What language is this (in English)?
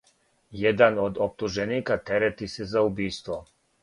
Serbian